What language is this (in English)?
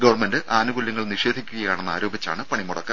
Malayalam